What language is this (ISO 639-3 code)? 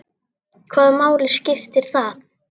isl